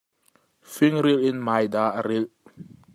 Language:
Hakha Chin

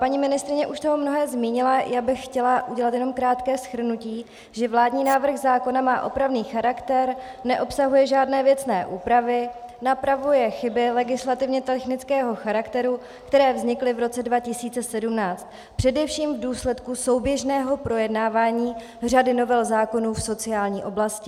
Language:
Czech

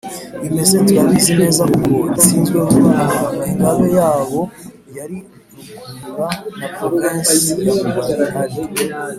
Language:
Kinyarwanda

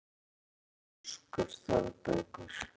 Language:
Icelandic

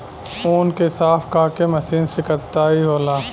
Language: Bhojpuri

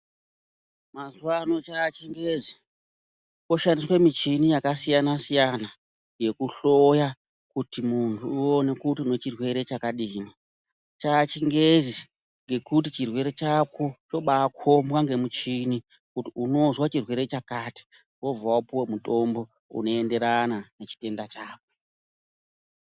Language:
Ndau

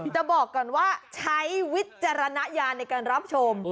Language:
Thai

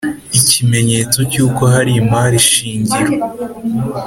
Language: Kinyarwanda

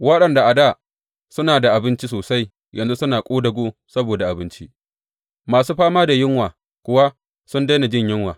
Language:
Hausa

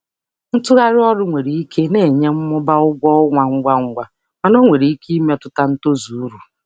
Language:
Igbo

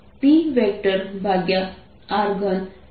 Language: Gujarati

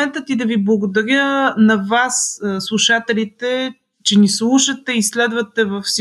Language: Bulgarian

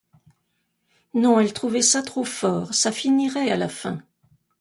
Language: French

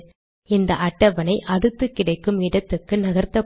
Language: Tamil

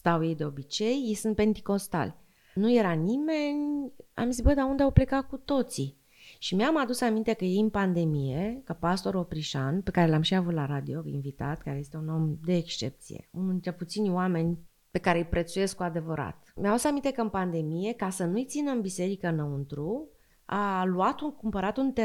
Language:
Romanian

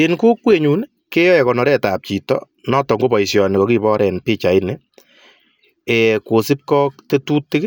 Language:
Kalenjin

